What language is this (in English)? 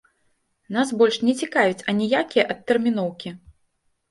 Belarusian